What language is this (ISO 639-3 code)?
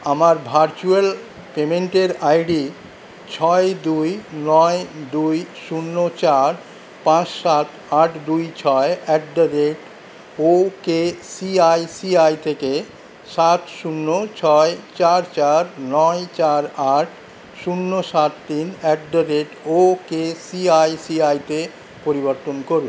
ben